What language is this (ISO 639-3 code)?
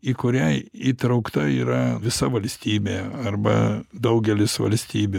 lit